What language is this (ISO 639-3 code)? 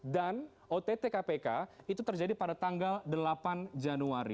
ind